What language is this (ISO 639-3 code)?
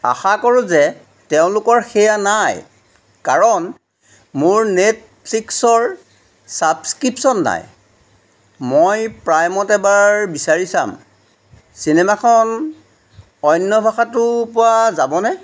asm